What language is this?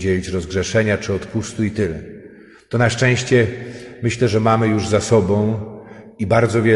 Polish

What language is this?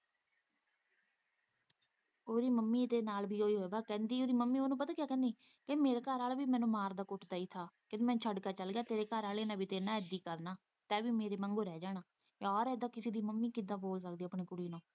Punjabi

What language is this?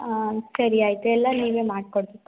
Kannada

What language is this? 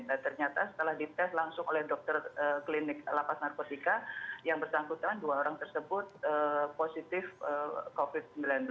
Indonesian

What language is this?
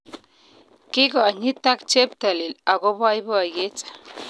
Kalenjin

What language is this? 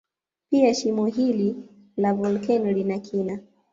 Swahili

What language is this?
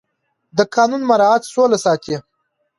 Pashto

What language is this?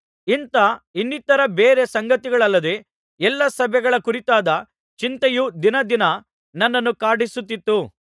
Kannada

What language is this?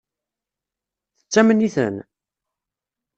Kabyle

